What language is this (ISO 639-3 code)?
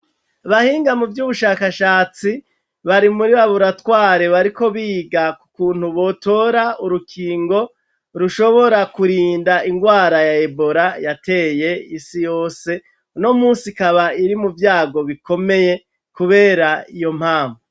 run